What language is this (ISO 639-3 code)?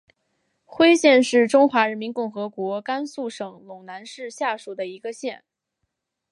zho